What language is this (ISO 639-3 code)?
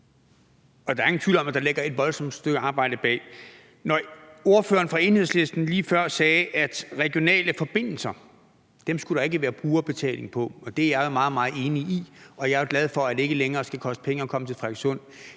dan